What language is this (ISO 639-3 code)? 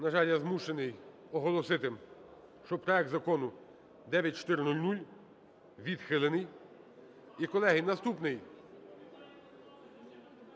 ukr